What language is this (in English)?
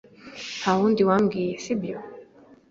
Kinyarwanda